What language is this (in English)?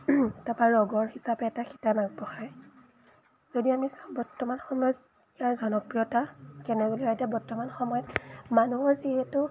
Assamese